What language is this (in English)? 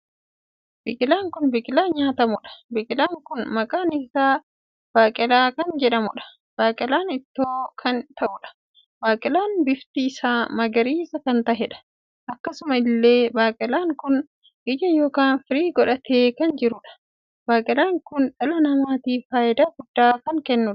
Oromo